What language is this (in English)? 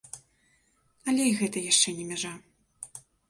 Belarusian